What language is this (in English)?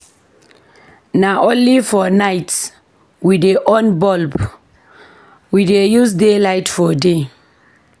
Nigerian Pidgin